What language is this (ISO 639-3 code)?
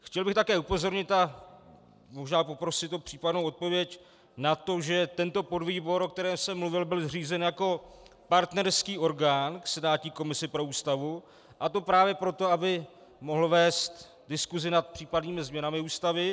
ces